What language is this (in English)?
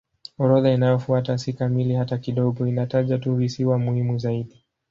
Swahili